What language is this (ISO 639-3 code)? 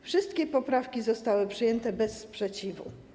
pol